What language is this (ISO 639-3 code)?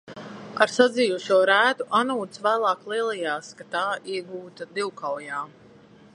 lav